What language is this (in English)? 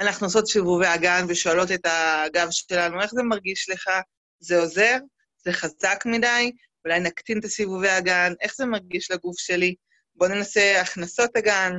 Hebrew